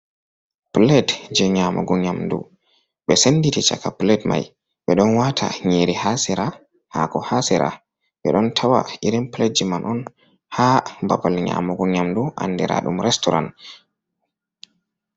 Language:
Fula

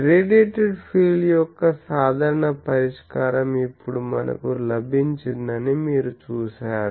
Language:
Telugu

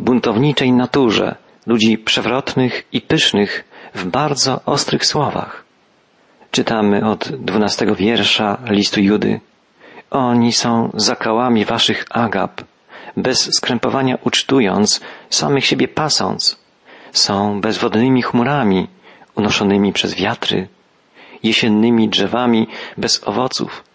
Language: Polish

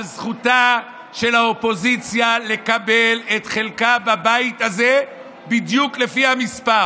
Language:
Hebrew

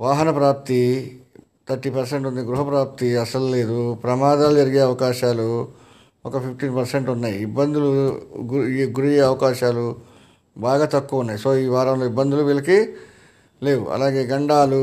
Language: Telugu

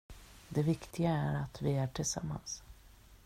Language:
Swedish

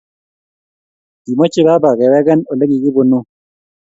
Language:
Kalenjin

